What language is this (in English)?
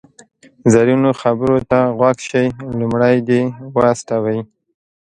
Pashto